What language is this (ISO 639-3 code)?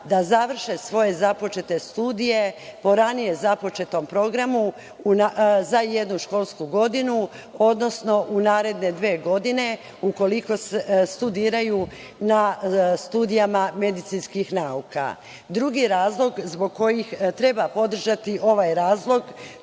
srp